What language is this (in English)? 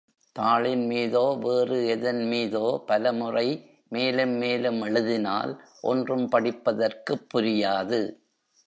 Tamil